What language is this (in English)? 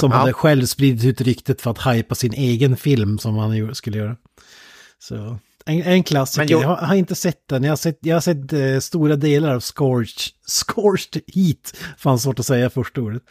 Swedish